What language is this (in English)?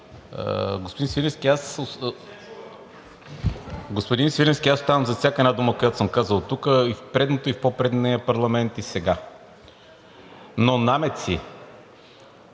Bulgarian